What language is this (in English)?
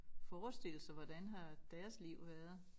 Danish